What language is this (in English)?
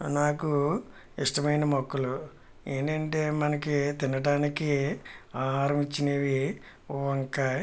Telugu